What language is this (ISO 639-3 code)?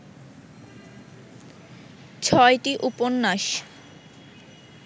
ben